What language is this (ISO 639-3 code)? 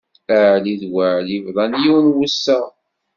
kab